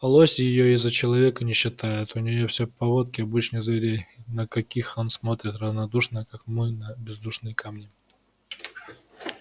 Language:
Russian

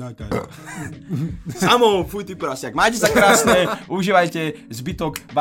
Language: Slovak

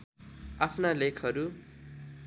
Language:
Nepali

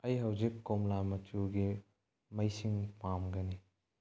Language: Manipuri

